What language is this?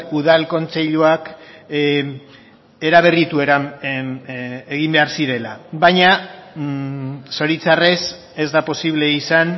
Basque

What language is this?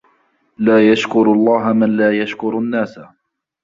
Arabic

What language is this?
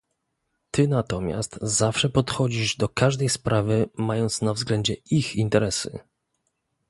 Polish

